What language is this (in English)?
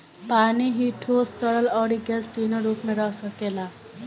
Bhojpuri